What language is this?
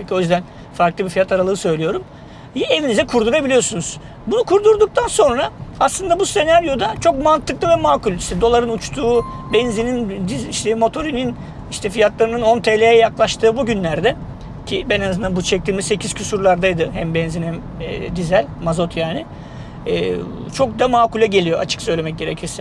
Turkish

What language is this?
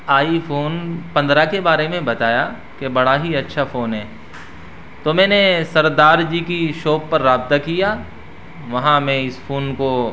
Urdu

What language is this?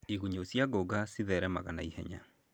Kikuyu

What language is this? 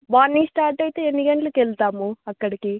Telugu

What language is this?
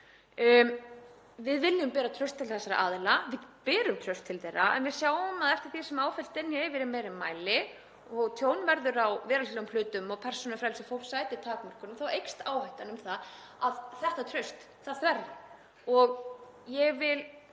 Icelandic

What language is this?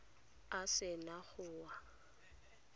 Tswana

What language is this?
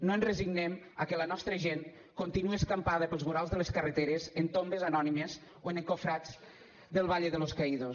Catalan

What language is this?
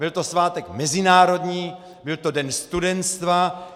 Czech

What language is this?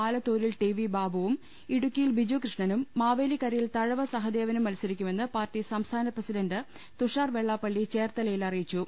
Malayalam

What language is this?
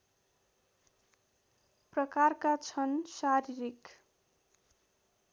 Nepali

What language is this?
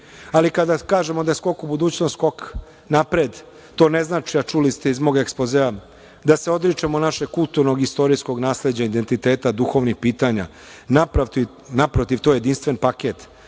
Serbian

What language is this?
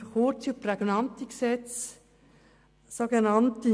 Swiss German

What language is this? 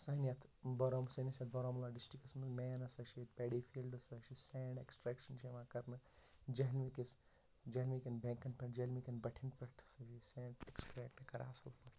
Kashmiri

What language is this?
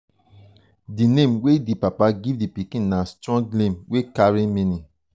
Nigerian Pidgin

